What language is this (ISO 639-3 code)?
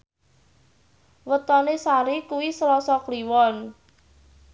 jav